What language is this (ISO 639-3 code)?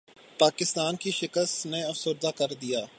urd